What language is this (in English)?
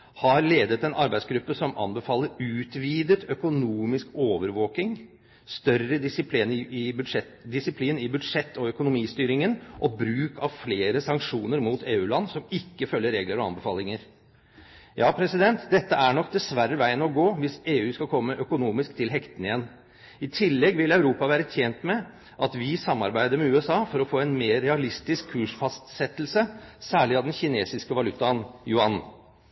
Norwegian Bokmål